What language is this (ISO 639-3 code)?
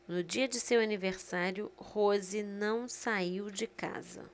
por